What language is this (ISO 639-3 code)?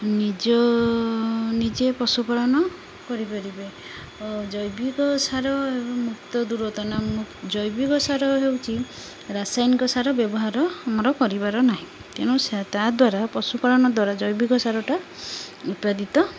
ori